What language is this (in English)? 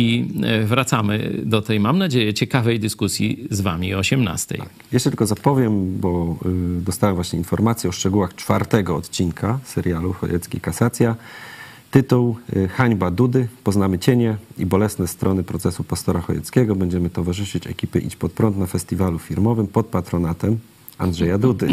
Polish